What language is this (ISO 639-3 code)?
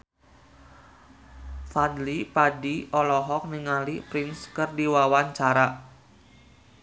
sun